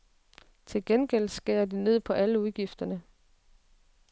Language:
Danish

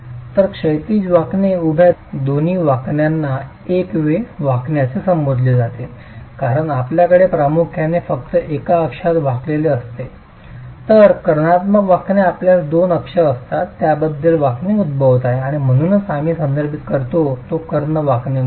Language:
Marathi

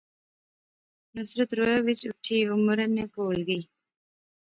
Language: Pahari-Potwari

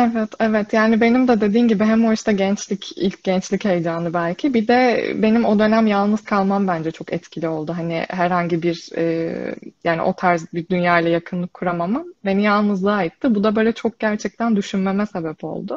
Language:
Turkish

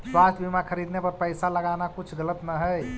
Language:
Magahi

